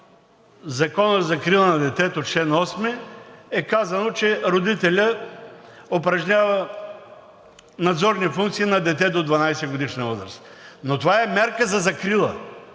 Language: Bulgarian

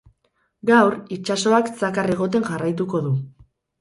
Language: Basque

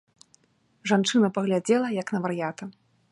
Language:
Belarusian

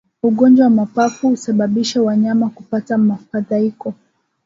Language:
Swahili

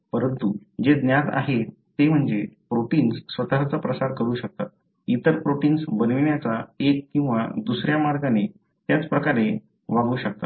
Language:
Marathi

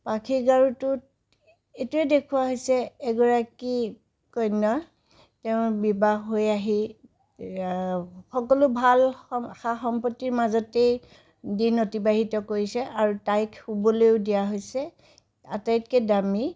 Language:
Assamese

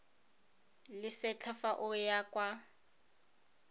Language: Tswana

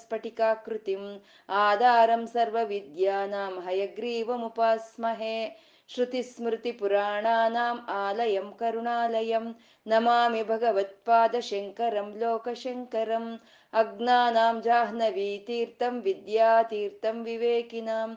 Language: Kannada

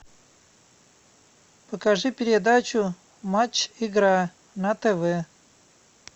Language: Russian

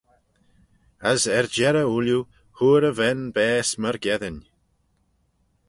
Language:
Manx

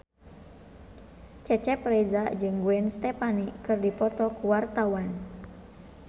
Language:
Sundanese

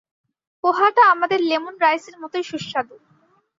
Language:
Bangla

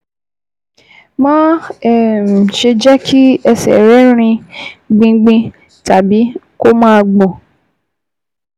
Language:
Yoruba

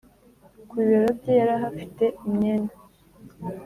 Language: Kinyarwanda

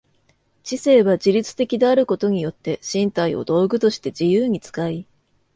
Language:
Japanese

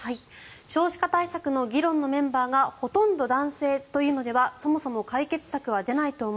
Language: Japanese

